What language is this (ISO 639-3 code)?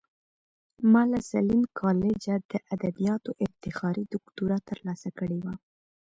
pus